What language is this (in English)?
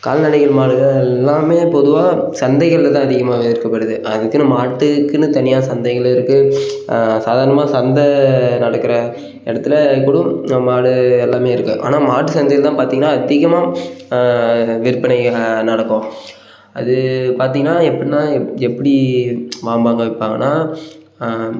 Tamil